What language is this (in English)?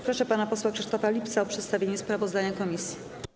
Polish